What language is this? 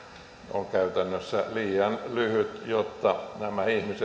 Finnish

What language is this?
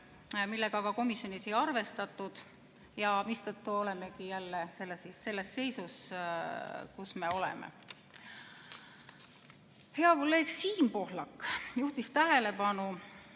Estonian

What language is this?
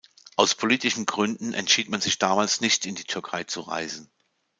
German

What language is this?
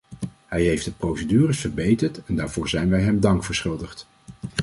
Dutch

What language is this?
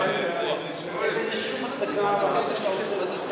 Hebrew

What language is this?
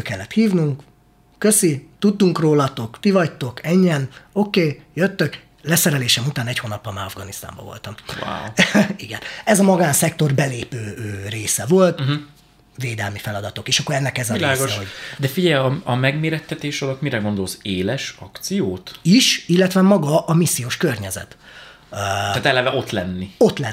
Hungarian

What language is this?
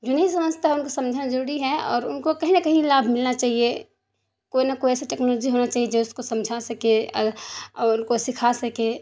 Urdu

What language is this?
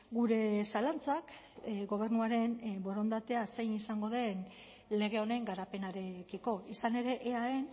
Basque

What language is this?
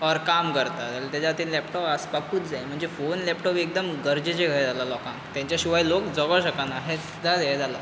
Konkani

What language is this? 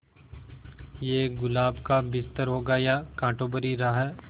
Hindi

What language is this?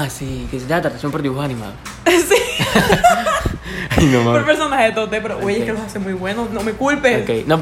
Spanish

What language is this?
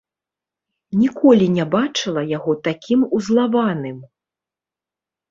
Belarusian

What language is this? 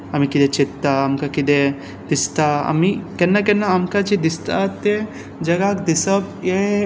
Konkani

